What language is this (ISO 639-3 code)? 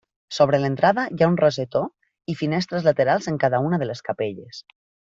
cat